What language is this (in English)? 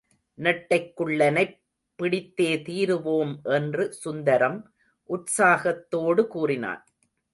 Tamil